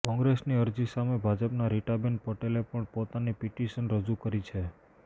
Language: Gujarati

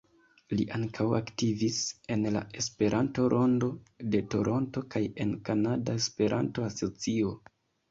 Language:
Esperanto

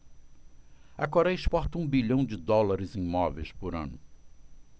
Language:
Portuguese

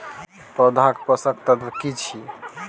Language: Maithili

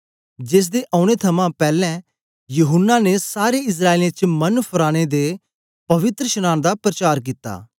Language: Dogri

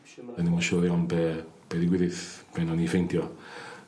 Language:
Welsh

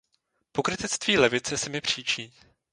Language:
Czech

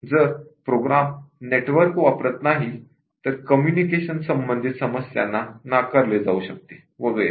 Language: Marathi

